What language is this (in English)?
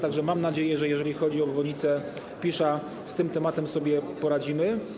Polish